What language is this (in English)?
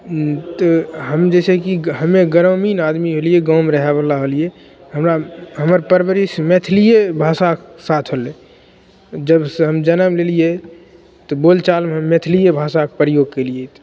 Maithili